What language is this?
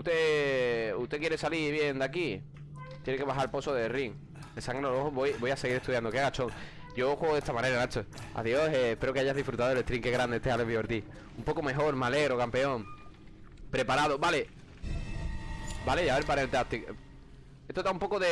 Spanish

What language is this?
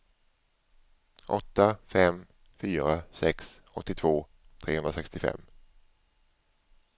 Swedish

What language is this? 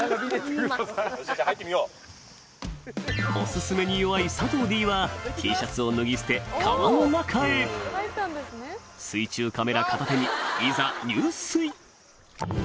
Japanese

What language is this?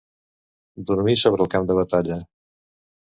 Catalan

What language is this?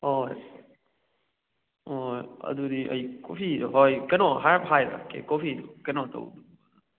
Manipuri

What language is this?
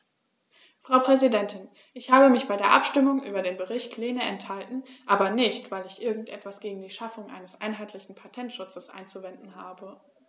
German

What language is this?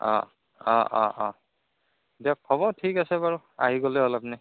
Assamese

